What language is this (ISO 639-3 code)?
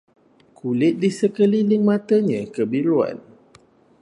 msa